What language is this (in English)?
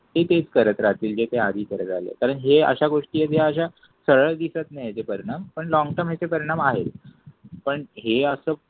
Marathi